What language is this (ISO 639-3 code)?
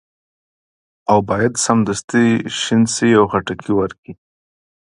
pus